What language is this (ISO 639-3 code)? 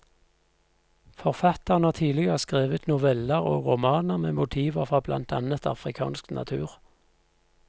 nor